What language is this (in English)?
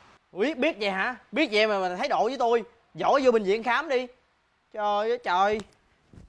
Vietnamese